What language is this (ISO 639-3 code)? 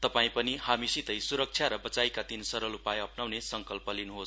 nep